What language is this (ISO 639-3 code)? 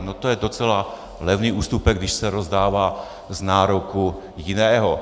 ces